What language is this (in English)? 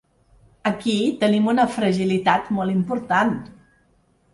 Catalan